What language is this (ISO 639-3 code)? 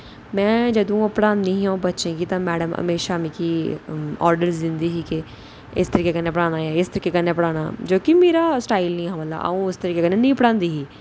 doi